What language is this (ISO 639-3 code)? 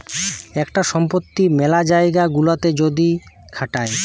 ben